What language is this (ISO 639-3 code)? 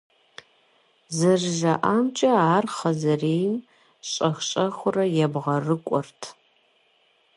kbd